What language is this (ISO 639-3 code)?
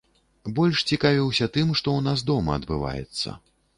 bel